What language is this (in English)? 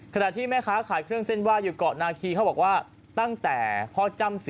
Thai